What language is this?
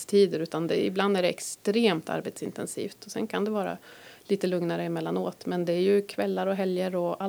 Swedish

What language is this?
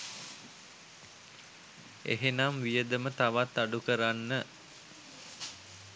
Sinhala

